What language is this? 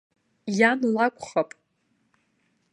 Abkhazian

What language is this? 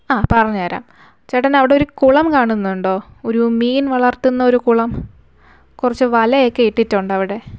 Malayalam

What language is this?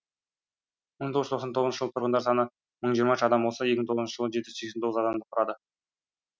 Kazakh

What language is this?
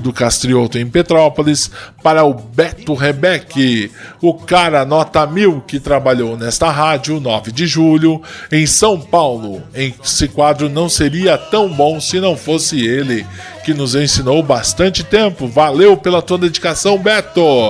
Portuguese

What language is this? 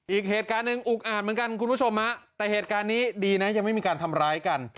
Thai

